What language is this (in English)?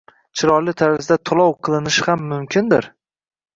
Uzbek